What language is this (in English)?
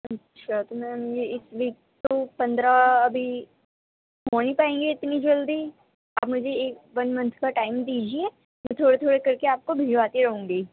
Urdu